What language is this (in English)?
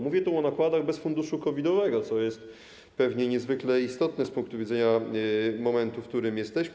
Polish